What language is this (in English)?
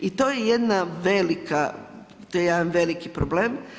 Croatian